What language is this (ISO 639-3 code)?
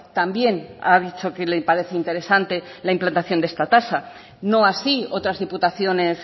spa